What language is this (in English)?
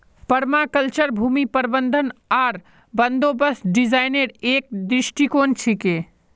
Magahi